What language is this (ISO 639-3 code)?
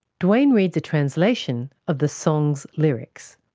eng